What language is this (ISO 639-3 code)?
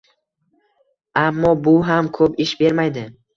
uzb